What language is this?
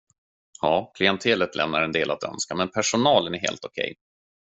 Swedish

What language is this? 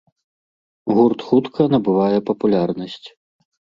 Belarusian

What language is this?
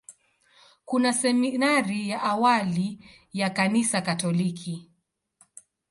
Swahili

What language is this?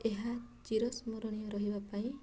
Odia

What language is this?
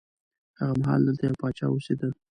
Pashto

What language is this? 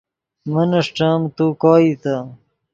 Yidgha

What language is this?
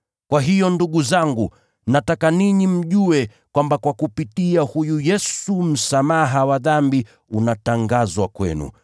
Swahili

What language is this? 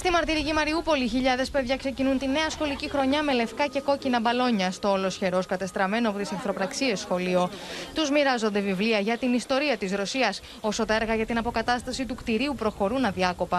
Greek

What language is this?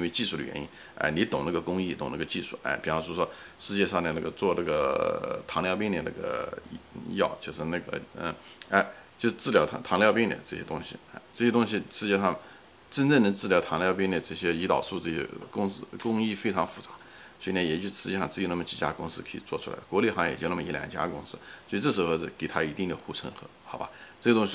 Chinese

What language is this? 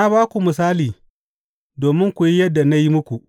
Hausa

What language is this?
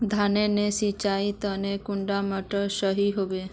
Magahi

